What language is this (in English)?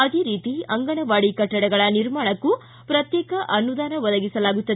Kannada